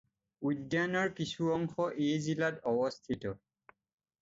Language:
Assamese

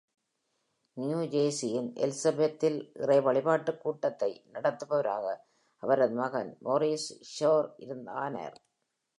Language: Tamil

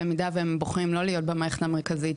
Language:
Hebrew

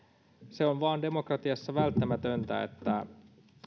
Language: Finnish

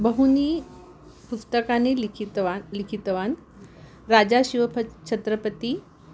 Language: Sanskrit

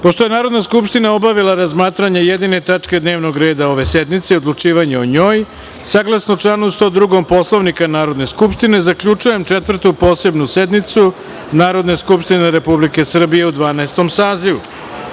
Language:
Serbian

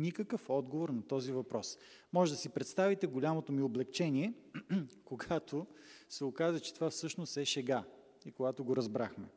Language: Bulgarian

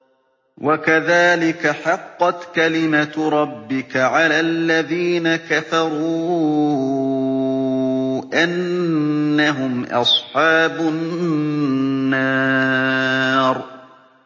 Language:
Arabic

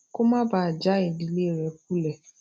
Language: Yoruba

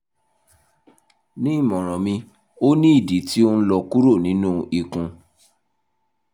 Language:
Yoruba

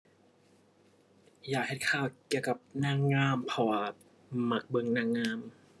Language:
Thai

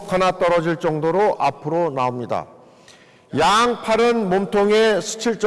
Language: Korean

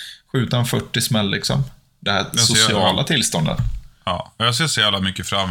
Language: Swedish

